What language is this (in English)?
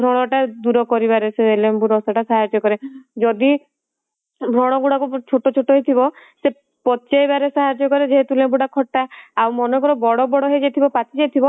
Odia